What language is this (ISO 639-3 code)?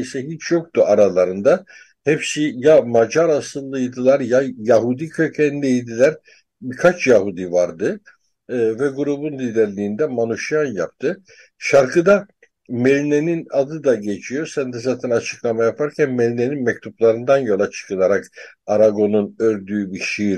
tur